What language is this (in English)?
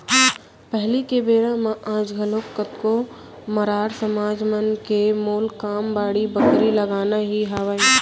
Chhattisgarhi